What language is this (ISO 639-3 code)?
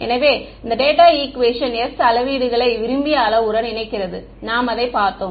tam